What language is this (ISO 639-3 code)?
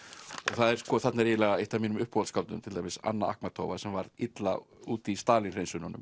isl